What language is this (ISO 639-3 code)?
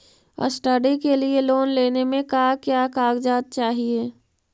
mag